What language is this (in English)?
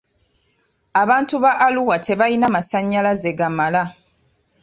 Ganda